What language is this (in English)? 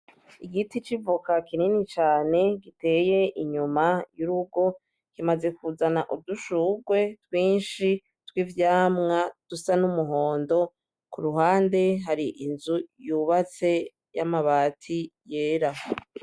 Rundi